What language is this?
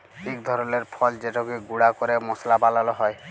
Bangla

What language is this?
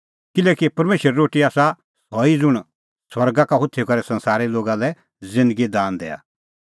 Kullu Pahari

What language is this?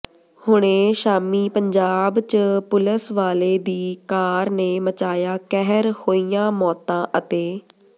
Punjabi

